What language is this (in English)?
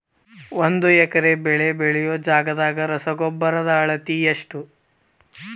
Kannada